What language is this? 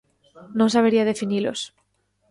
Galician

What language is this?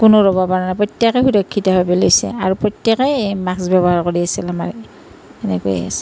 Assamese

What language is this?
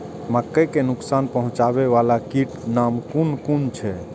Maithili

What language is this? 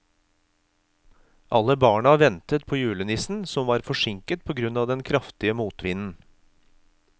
Norwegian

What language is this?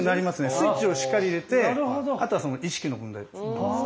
Japanese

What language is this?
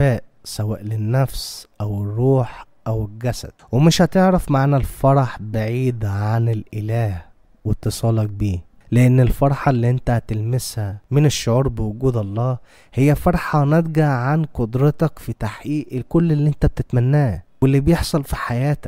Arabic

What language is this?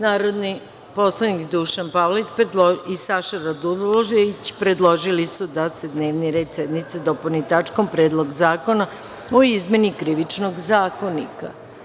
Serbian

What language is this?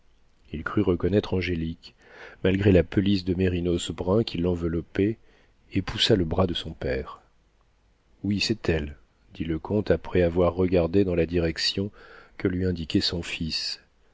French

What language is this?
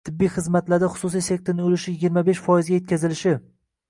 Uzbek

